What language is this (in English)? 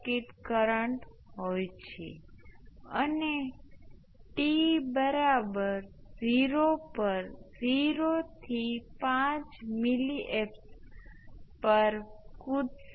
Gujarati